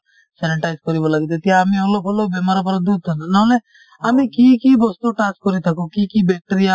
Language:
Assamese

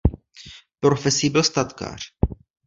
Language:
Czech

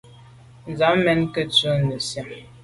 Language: Medumba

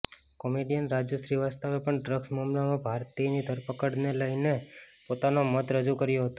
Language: Gujarati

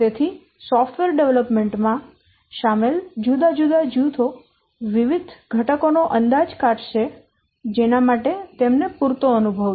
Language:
Gujarati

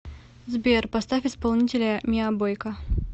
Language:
Russian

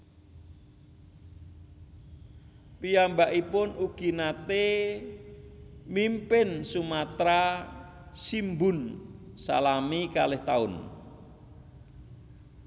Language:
Javanese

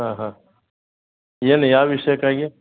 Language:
Kannada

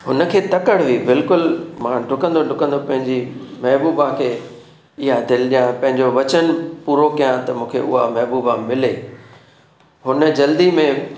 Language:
Sindhi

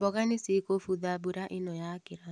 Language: Kikuyu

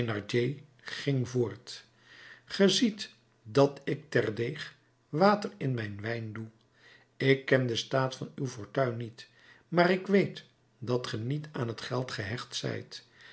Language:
Dutch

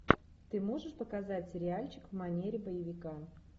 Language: Russian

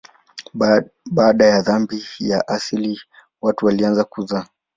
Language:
Swahili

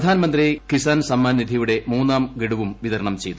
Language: Malayalam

